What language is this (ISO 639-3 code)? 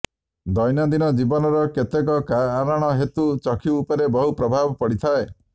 ori